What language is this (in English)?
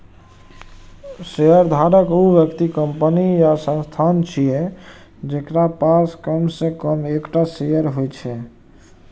Maithili